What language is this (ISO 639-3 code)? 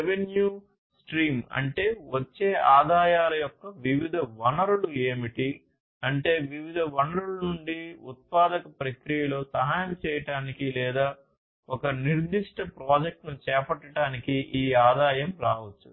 tel